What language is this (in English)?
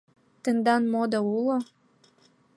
Mari